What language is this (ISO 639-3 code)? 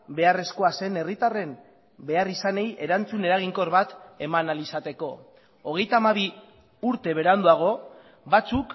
eus